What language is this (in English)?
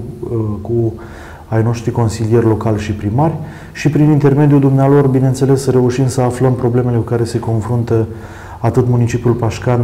Romanian